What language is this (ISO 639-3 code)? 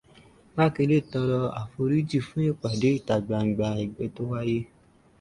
yor